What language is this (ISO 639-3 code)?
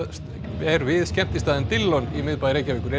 isl